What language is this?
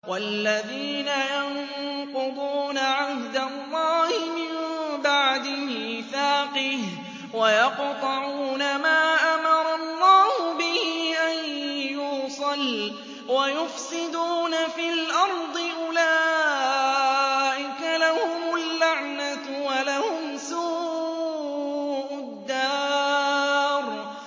Arabic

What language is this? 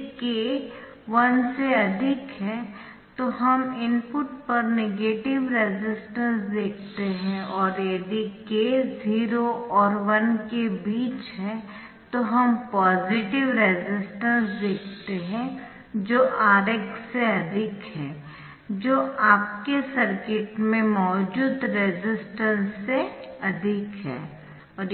Hindi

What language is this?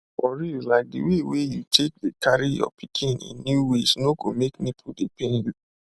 Nigerian Pidgin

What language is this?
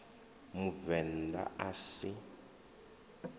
Venda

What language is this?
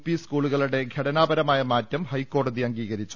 Malayalam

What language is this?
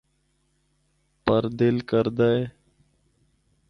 Northern Hindko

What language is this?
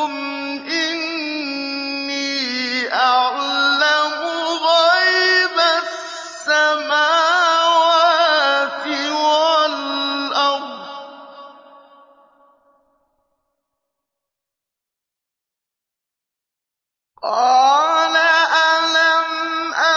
Arabic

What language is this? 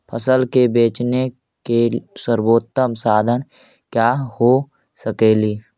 Magahi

